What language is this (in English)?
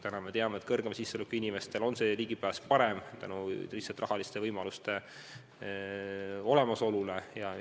Estonian